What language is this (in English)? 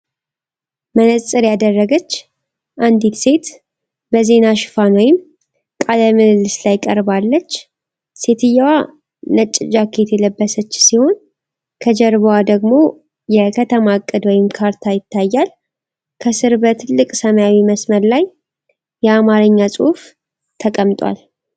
Amharic